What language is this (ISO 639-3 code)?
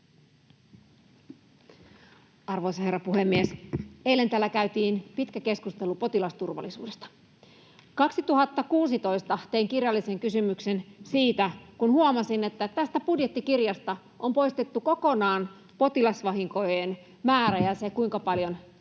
fin